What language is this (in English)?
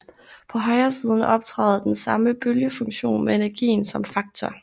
Danish